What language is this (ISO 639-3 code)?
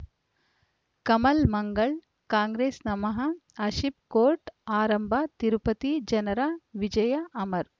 kan